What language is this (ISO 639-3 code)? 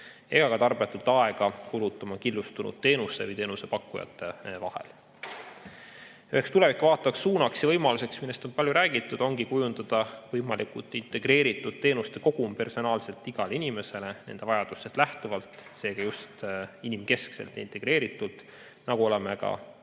est